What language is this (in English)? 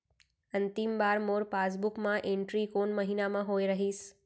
Chhattisgarhi